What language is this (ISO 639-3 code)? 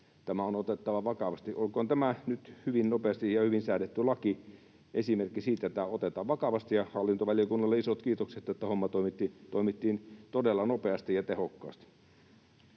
fin